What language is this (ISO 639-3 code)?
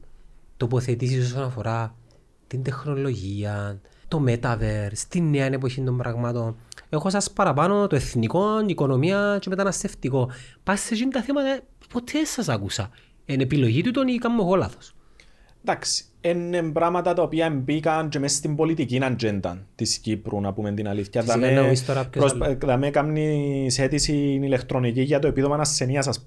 ell